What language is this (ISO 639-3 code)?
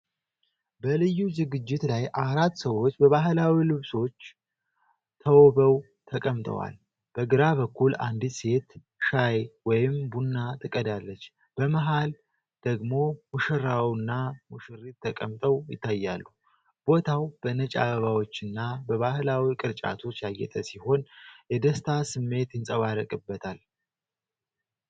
amh